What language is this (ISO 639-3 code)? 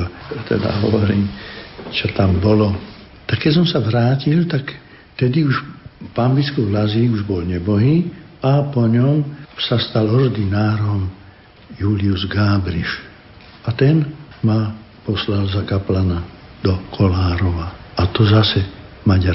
slk